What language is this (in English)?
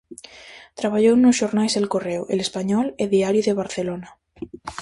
Galician